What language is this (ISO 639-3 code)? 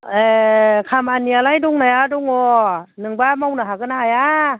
brx